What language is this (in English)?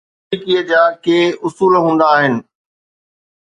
Sindhi